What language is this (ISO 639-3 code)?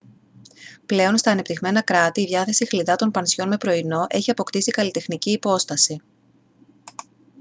ell